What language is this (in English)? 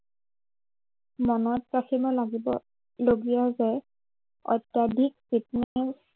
Assamese